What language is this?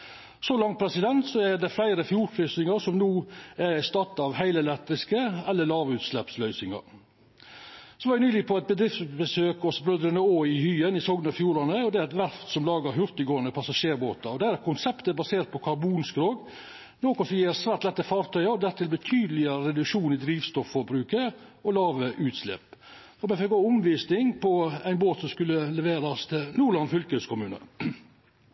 Norwegian Nynorsk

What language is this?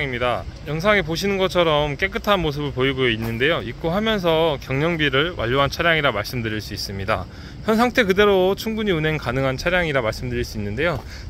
Korean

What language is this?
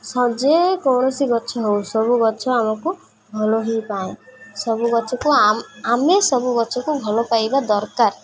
Odia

